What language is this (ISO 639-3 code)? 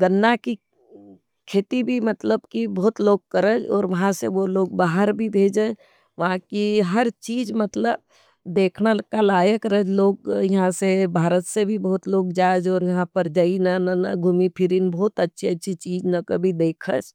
noe